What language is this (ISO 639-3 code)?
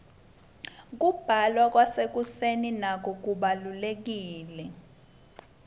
ssw